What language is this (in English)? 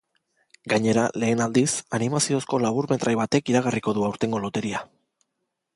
Basque